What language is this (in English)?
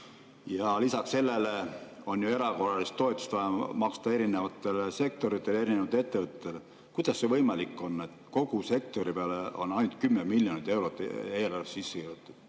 Estonian